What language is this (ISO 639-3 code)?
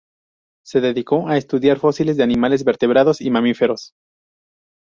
spa